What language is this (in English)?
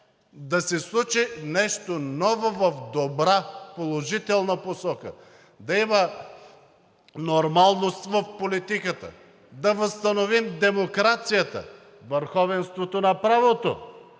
Bulgarian